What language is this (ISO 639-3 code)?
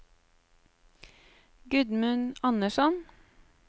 nor